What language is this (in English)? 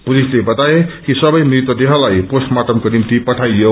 Nepali